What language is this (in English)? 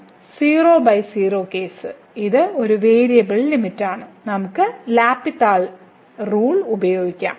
Malayalam